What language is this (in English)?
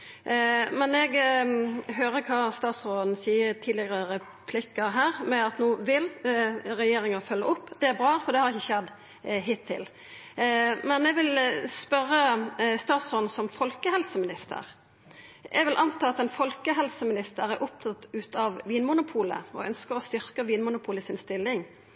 Norwegian Nynorsk